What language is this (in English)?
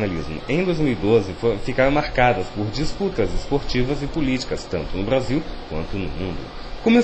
Portuguese